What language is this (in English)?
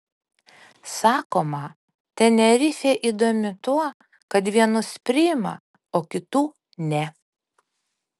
Lithuanian